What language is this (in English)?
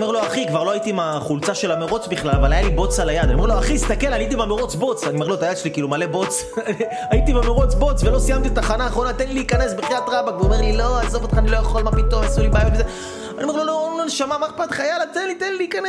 Hebrew